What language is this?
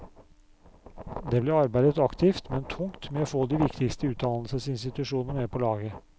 Norwegian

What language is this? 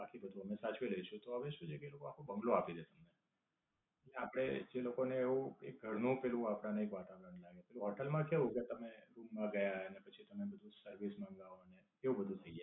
Gujarati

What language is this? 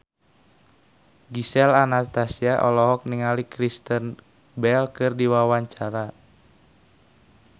Sundanese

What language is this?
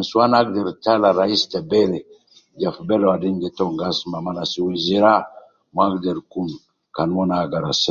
Nubi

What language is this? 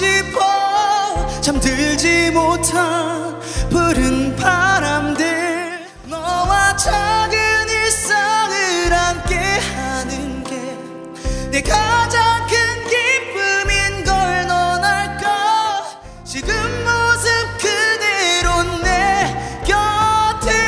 Korean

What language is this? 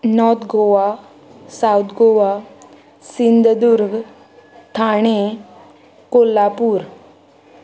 Konkani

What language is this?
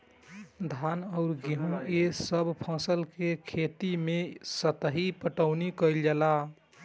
Bhojpuri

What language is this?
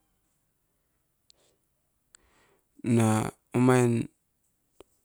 Askopan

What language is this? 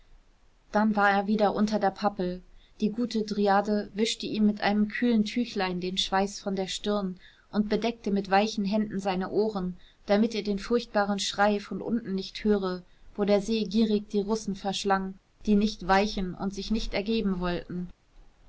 German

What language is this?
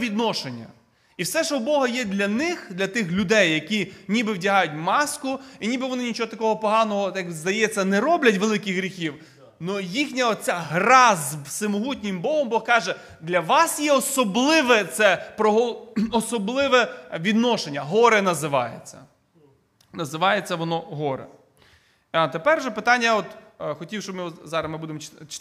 Ukrainian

